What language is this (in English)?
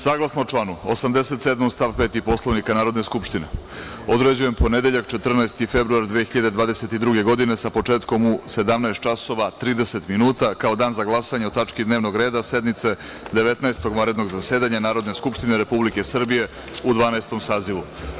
Serbian